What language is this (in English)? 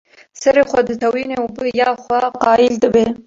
Kurdish